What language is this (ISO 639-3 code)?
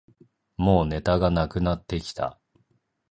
jpn